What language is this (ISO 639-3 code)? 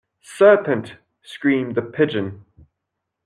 eng